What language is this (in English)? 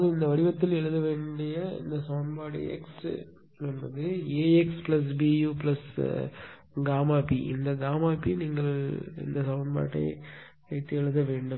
Tamil